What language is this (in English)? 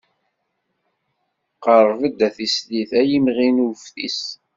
Kabyle